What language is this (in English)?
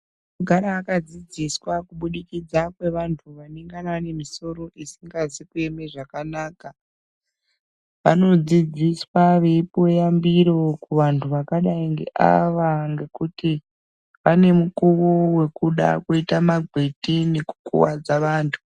Ndau